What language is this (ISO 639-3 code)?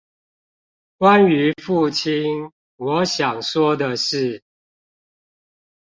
zho